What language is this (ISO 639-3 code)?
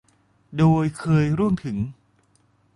tha